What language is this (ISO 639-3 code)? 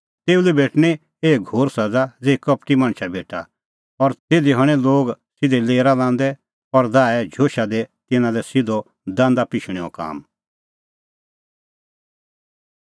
kfx